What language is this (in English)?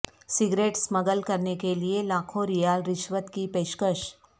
Urdu